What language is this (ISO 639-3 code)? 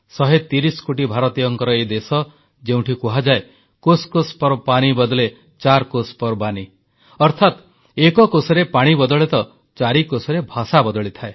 ori